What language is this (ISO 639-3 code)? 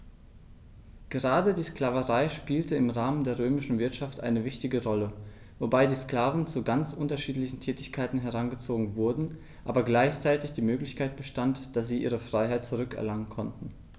deu